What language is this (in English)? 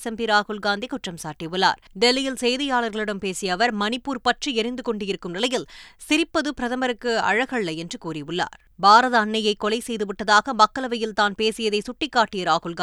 Tamil